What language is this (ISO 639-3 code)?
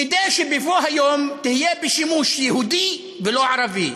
heb